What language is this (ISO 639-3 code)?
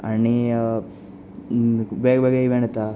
kok